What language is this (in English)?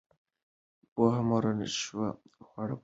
Pashto